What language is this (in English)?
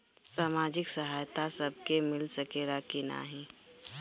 Bhojpuri